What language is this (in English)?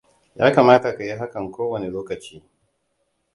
Hausa